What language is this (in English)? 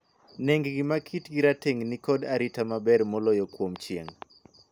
Luo (Kenya and Tanzania)